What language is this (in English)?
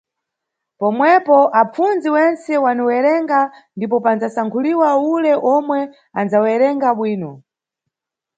Nyungwe